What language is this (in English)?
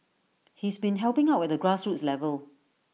English